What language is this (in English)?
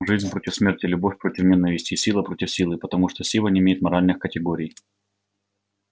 Russian